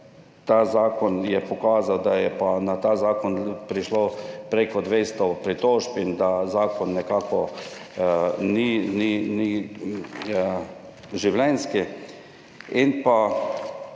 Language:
Slovenian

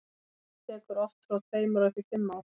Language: Icelandic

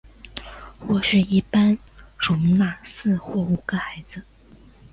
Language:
Chinese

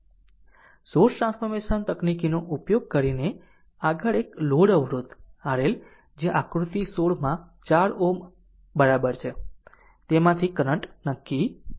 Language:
Gujarati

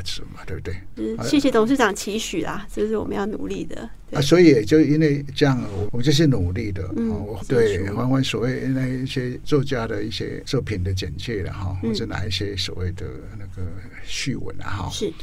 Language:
Chinese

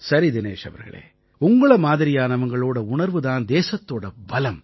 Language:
Tamil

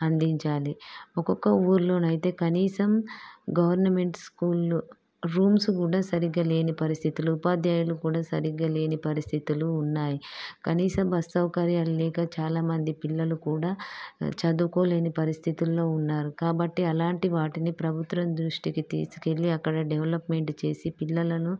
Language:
Telugu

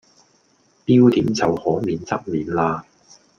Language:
Cantonese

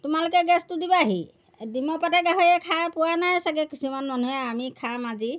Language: Assamese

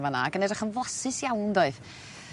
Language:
Welsh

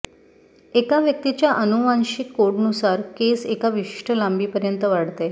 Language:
Marathi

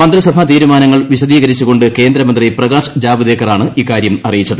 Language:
Malayalam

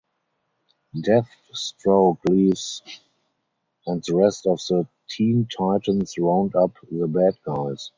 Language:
English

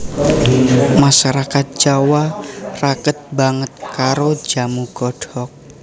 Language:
Javanese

